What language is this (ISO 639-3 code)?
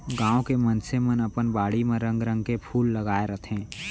hne